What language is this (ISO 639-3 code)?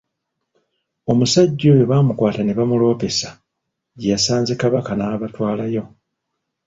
lug